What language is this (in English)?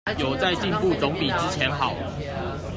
Chinese